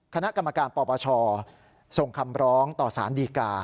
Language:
Thai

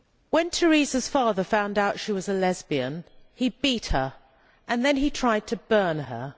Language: English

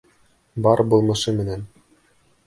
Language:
Bashkir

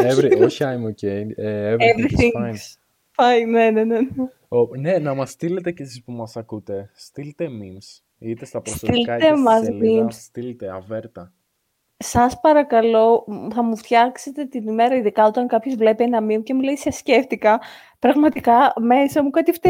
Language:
Greek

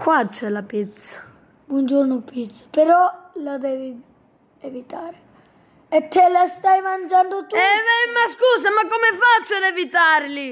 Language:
Italian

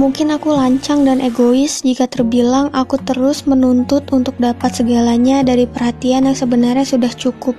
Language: Indonesian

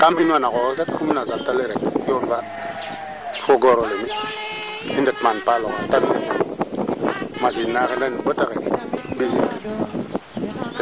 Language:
Serer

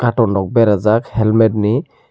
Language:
Kok Borok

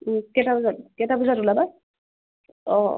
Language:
Assamese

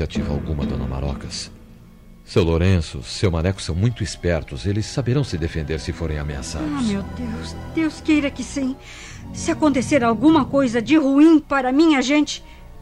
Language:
Portuguese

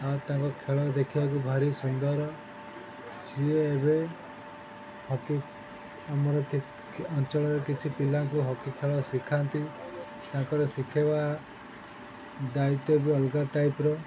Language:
Odia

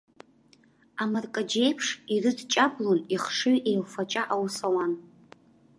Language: Abkhazian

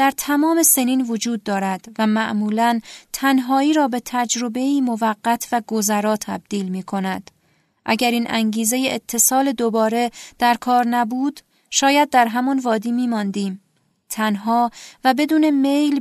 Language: Persian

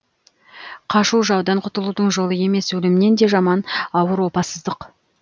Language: Kazakh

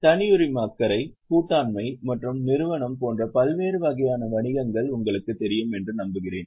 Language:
Tamil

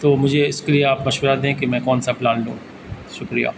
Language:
Urdu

